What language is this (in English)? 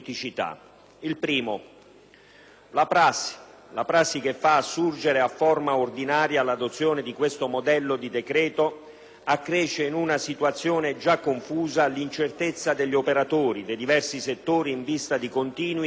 Italian